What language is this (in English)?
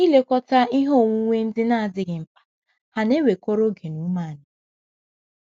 Igbo